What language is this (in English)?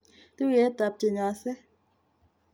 Kalenjin